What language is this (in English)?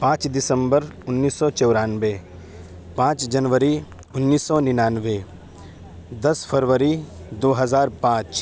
Urdu